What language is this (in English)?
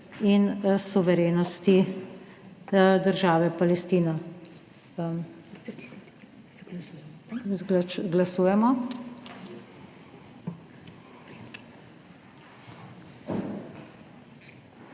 Slovenian